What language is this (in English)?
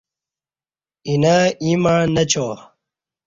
Kati